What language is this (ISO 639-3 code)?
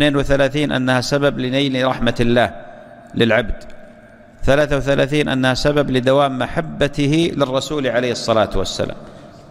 ara